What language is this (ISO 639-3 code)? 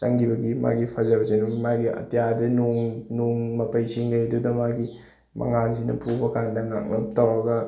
mni